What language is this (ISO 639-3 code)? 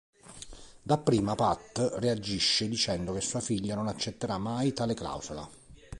ita